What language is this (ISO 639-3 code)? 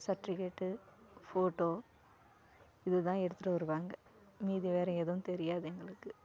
tam